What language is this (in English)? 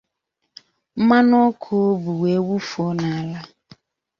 Igbo